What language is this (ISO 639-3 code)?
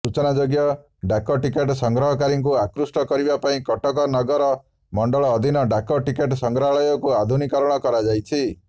ori